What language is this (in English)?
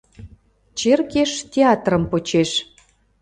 Mari